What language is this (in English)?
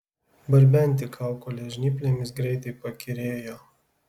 Lithuanian